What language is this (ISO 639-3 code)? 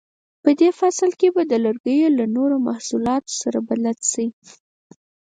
pus